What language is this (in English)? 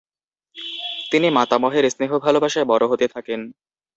Bangla